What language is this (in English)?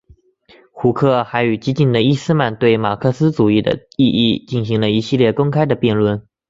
Chinese